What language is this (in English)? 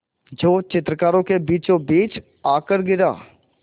Hindi